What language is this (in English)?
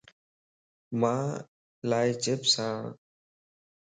Lasi